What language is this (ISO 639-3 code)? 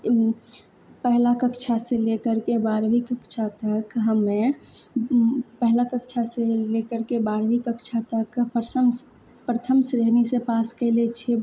mai